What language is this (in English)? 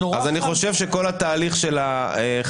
Hebrew